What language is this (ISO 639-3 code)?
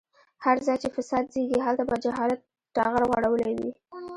pus